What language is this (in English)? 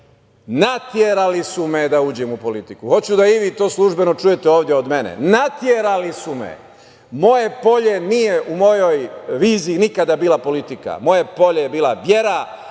Serbian